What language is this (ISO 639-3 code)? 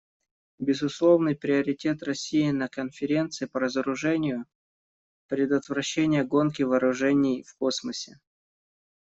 rus